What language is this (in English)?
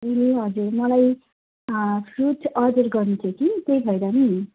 Nepali